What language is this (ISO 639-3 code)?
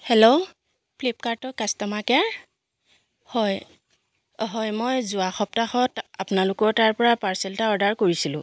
asm